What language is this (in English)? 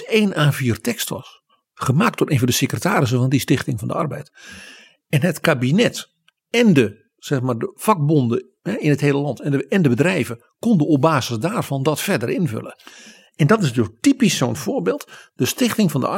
Dutch